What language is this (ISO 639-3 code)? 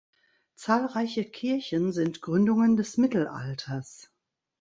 deu